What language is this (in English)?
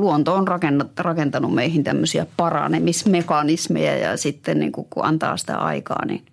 Finnish